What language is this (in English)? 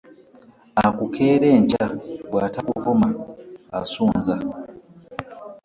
Ganda